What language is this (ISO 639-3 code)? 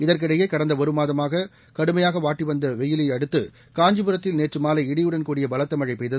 tam